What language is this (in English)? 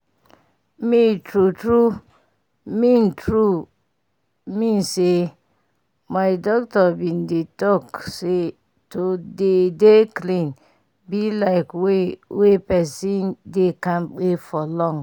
Nigerian Pidgin